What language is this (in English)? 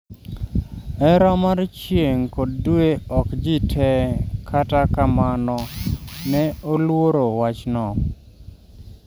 Luo (Kenya and Tanzania)